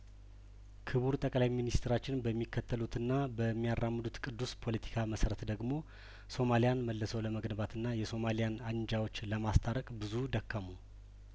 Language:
Amharic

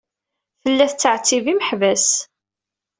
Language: Kabyle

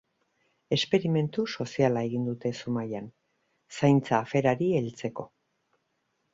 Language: Basque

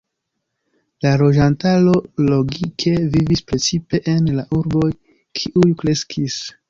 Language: Esperanto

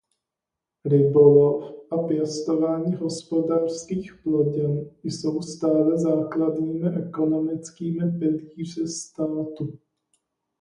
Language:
Czech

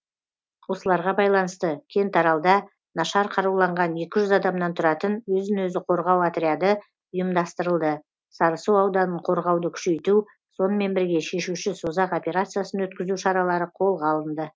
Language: Kazakh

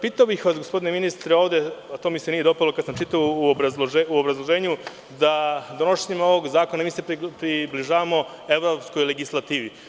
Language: Serbian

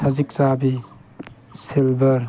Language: Manipuri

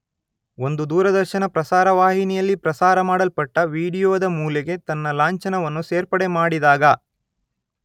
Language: Kannada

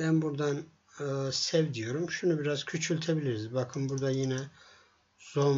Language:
Turkish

